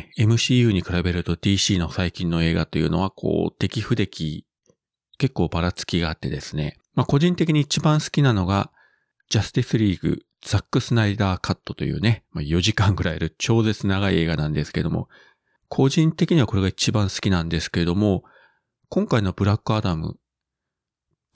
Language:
Japanese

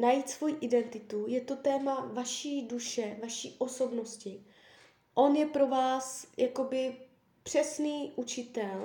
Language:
Czech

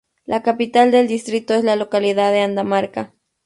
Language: Spanish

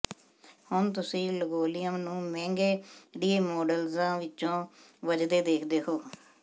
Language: Punjabi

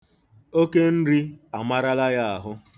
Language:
Igbo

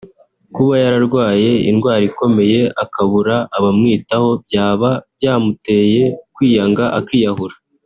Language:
Kinyarwanda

